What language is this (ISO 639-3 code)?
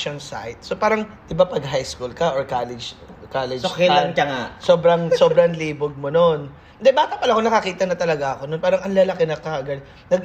fil